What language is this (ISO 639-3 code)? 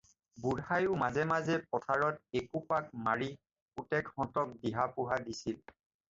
asm